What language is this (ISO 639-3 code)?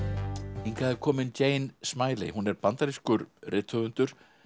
isl